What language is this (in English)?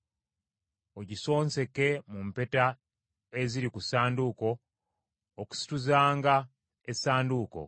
Ganda